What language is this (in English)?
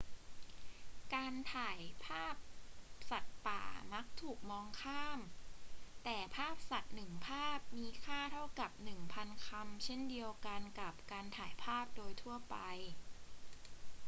Thai